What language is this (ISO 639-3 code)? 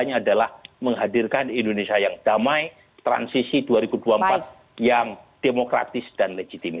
ind